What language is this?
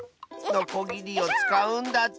Japanese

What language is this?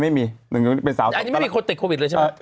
Thai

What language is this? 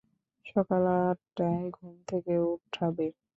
Bangla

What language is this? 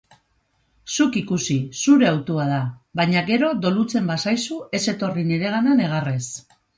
Basque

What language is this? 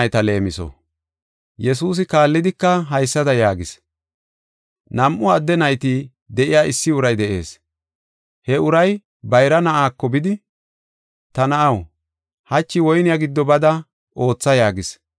Gofa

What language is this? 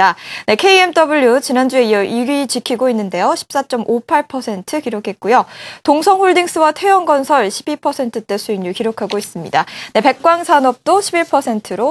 Korean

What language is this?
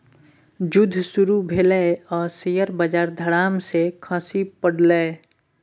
Maithili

